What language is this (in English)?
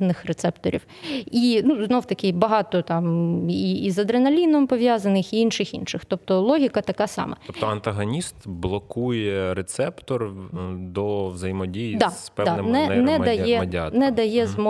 Ukrainian